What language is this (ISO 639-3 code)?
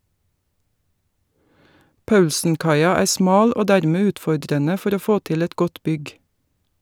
nor